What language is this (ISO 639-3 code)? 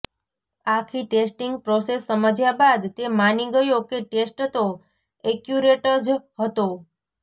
guj